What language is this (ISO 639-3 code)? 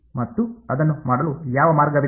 kan